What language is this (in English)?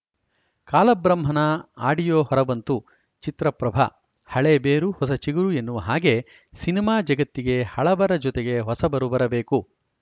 Kannada